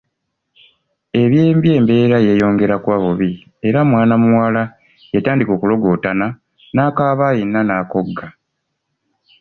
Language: Ganda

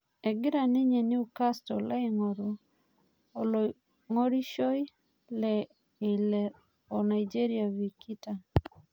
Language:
Masai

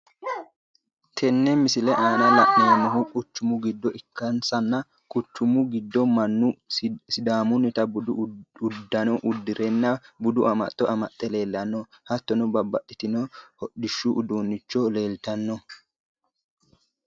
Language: Sidamo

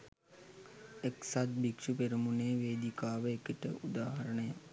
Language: Sinhala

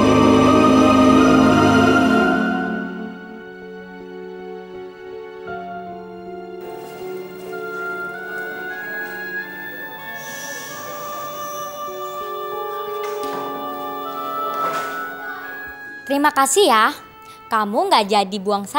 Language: Indonesian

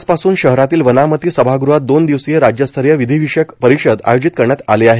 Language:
Marathi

